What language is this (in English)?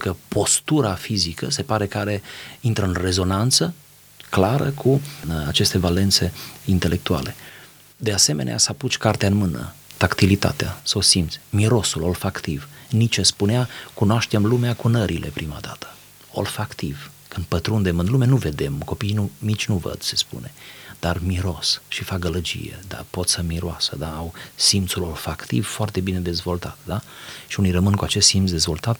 Romanian